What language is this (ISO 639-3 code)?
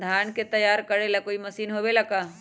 mag